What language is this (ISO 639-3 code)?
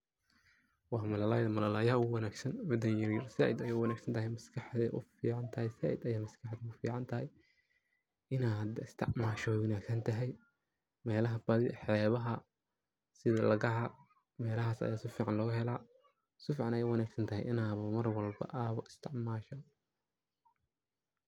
som